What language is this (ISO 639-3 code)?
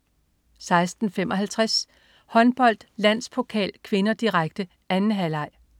dan